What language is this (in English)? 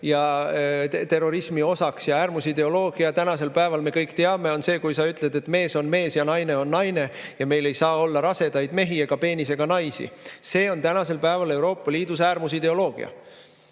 Estonian